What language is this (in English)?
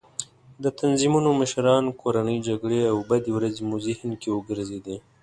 Pashto